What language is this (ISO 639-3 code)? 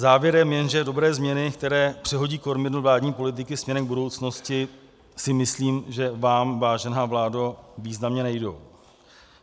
ces